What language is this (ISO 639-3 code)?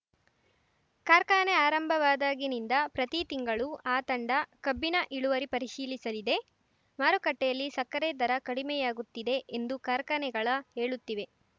kan